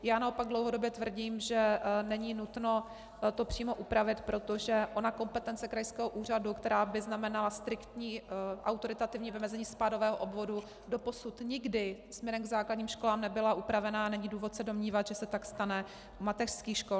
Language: Czech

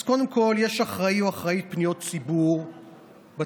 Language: Hebrew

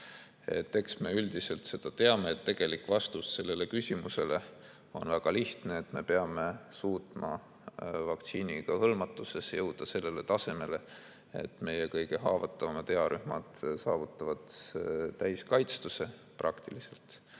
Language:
Estonian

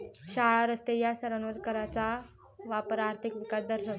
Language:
Marathi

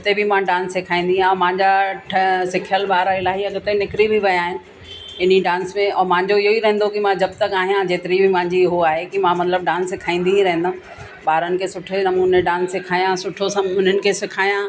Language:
Sindhi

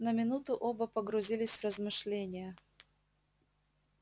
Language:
Russian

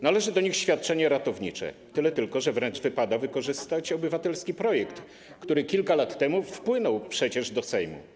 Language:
Polish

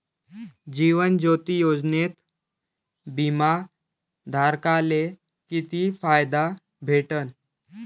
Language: Marathi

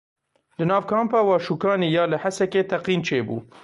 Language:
Kurdish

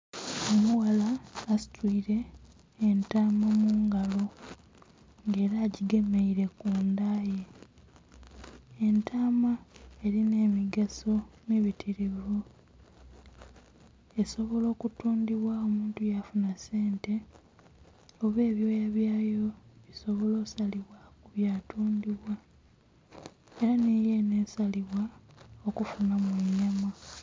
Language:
Soga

